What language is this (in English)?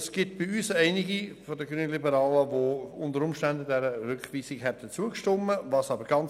Swiss German